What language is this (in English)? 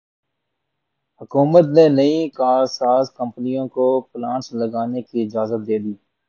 Urdu